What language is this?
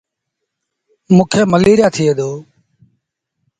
Sindhi Bhil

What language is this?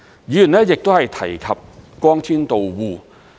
Cantonese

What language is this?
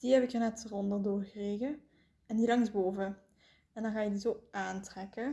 Dutch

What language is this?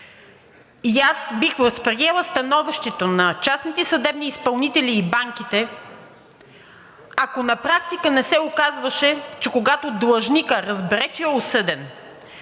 Bulgarian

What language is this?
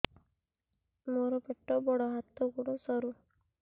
Odia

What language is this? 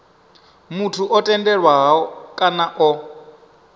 Venda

